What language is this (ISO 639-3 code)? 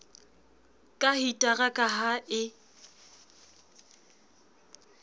sot